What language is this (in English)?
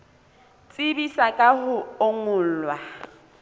Southern Sotho